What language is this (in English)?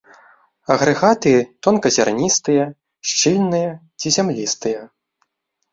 Belarusian